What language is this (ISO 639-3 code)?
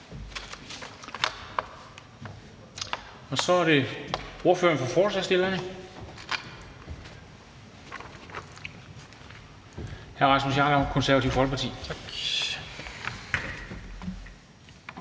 dan